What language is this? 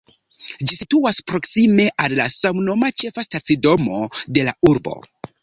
Esperanto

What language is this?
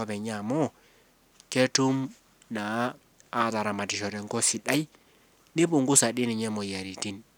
Masai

